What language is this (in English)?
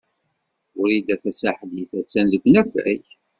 Kabyle